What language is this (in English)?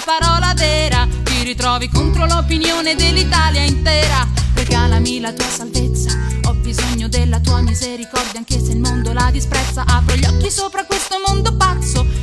Italian